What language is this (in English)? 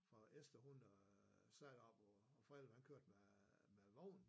Danish